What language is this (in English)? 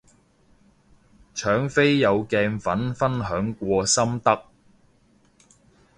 Cantonese